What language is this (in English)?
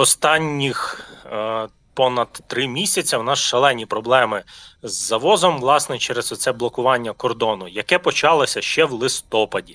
Ukrainian